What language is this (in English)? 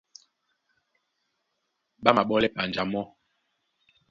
Duala